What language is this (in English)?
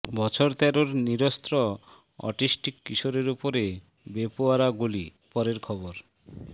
Bangla